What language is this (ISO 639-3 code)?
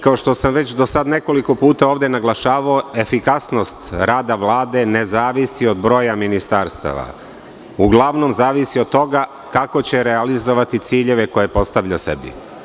srp